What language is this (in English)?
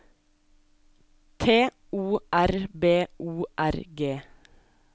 Norwegian